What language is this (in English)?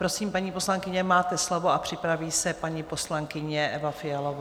Czech